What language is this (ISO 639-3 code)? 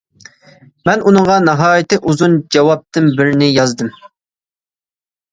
uig